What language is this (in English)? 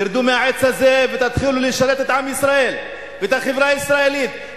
Hebrew